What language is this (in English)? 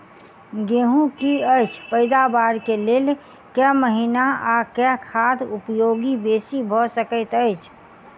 Maithili